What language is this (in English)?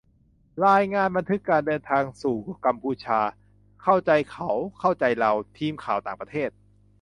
Thai